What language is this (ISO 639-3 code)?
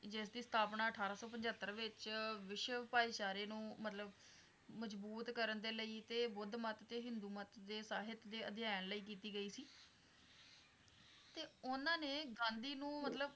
pan